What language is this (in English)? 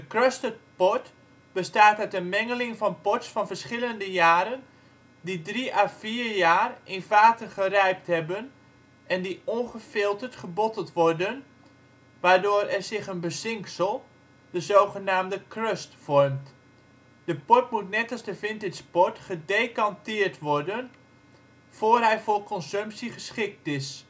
Dutch